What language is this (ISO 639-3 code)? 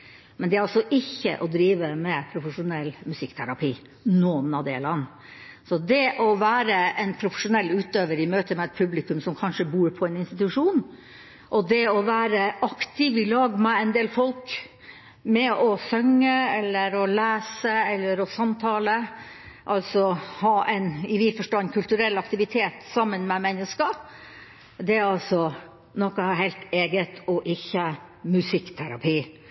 nob